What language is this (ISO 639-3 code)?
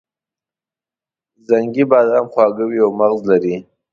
pus